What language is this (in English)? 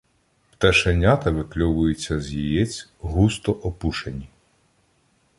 Ukrainian